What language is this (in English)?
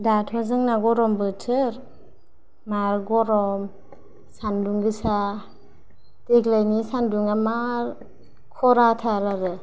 Bodo